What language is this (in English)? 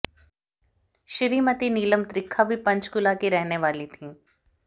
Hindi